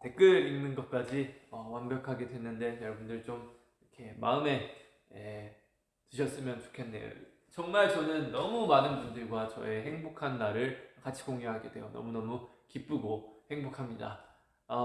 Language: Korean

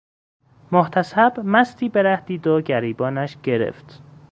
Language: Persian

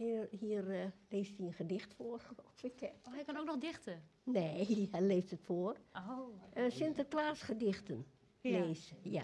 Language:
Dutch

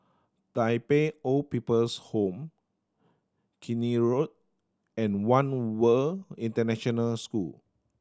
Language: English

